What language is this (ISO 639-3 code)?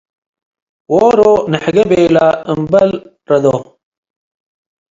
tig